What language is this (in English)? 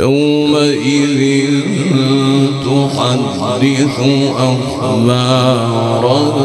Arabic